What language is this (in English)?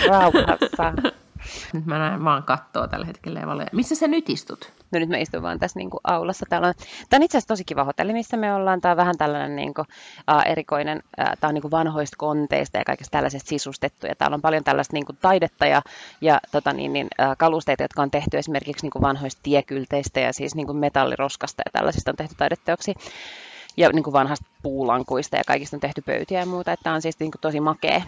Finnish